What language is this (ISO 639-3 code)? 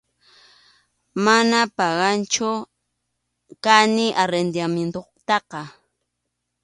qxu